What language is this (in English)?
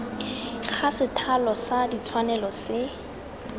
Tswana